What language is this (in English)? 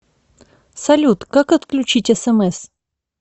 Russian